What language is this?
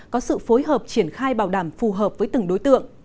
Vietnamese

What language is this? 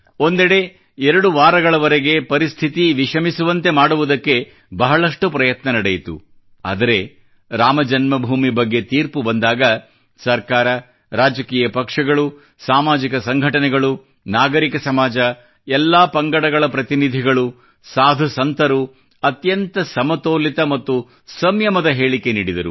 Kannada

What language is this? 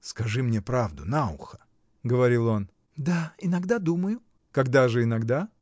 Russian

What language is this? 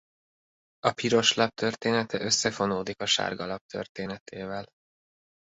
Hungarian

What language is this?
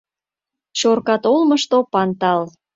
Mari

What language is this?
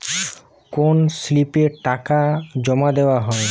Bangla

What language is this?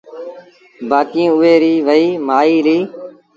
Sindhi Bhil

